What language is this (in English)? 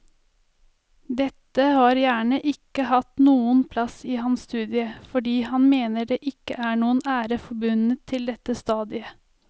Norwegian